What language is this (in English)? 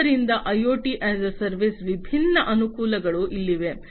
Kannada